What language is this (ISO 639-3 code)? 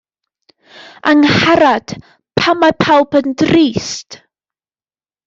cym